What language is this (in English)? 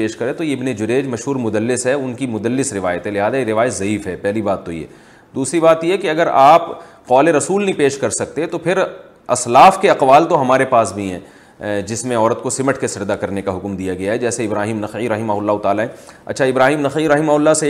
Urdu